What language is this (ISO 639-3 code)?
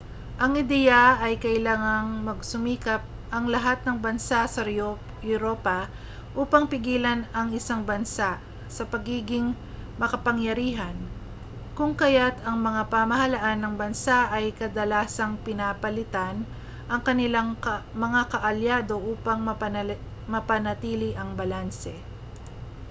fil